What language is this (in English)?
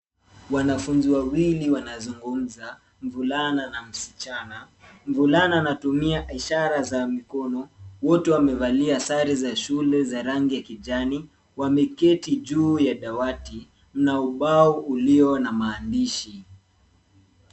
Swahili